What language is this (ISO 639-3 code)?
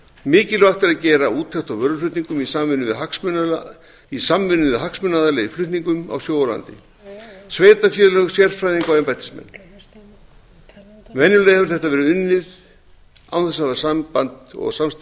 isl